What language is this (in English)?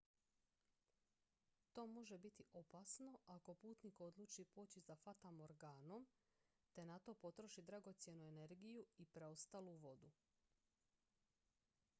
Croatian